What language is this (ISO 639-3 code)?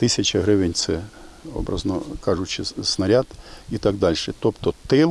ukr